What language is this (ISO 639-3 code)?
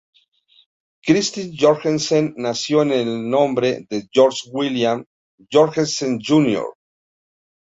spa